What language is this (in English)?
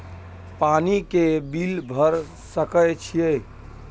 Maithili